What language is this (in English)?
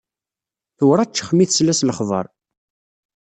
Kabyle